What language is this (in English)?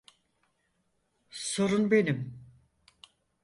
Turkish